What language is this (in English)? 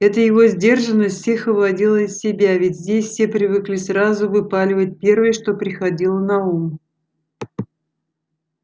Russian